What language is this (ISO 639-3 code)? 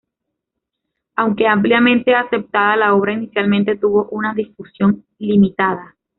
spa